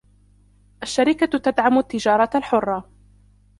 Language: Arabic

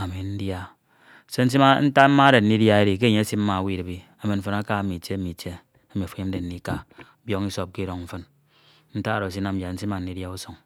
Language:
Ito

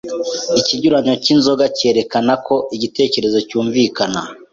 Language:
Kinyarwanda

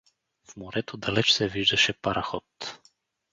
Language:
Bulgarian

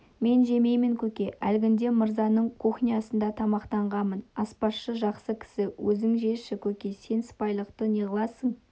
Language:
Kazakh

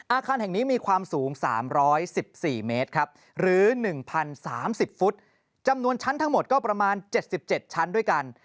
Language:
Thai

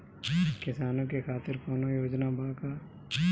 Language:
Bhojpuri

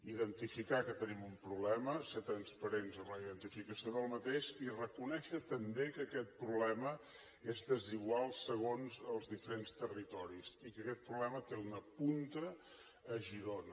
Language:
Catalan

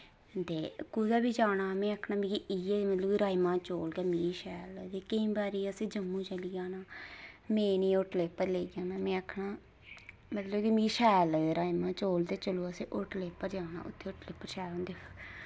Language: Dogri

